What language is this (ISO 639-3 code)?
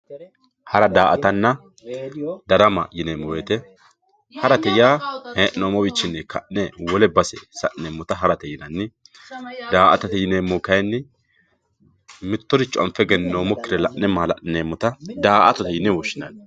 sid